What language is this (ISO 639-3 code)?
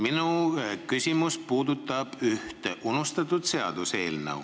est